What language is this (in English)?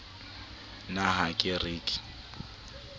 Southern Sotho